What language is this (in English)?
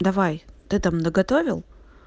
Russian